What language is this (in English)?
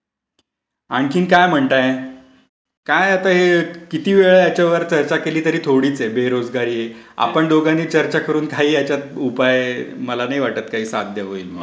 Marathi